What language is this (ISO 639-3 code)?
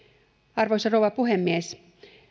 fin